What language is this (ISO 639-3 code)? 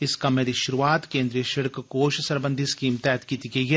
doi